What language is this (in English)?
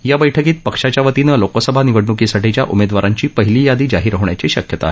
Marathi